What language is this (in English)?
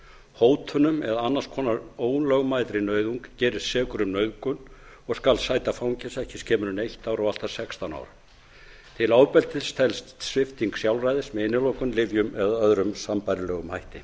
Icelandic